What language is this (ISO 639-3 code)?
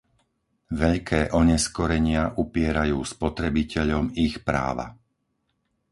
slk